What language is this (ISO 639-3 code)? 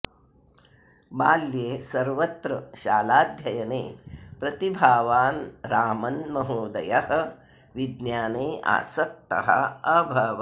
san